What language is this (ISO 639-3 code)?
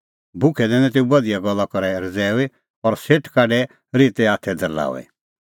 kfx